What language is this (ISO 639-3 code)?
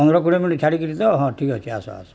ori